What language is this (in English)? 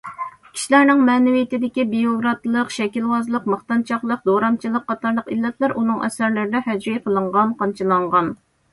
Uyghur